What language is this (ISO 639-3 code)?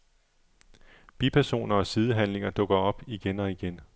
dan